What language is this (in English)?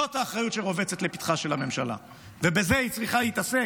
Hebrew